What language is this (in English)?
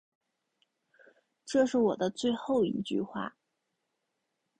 Chinese